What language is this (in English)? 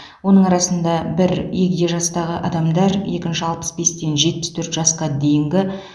Kazakh